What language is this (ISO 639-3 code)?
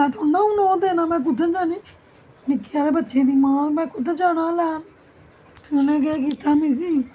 doi